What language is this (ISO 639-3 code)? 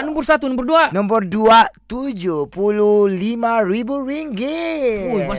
msa